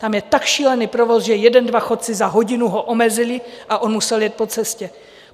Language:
Czech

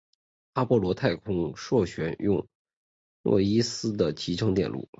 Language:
Chinese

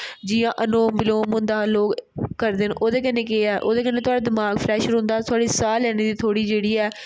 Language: Dogri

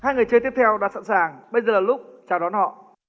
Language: Vietnamese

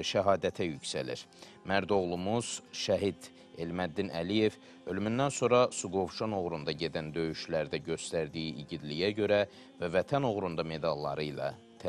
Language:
Turkish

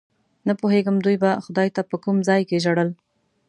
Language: Pashto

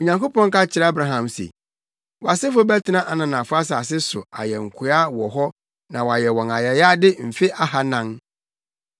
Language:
Akan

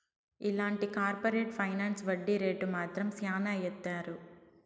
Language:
Telugu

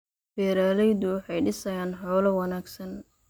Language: Somali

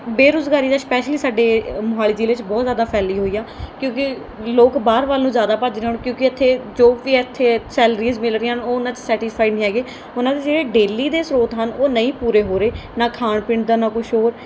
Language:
Punjabi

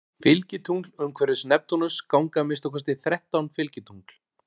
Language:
Icelandic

